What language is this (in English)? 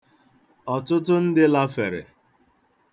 Igbo